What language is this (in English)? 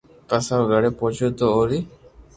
Loarki